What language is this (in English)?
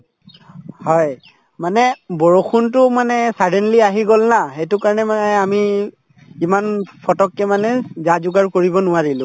Assamese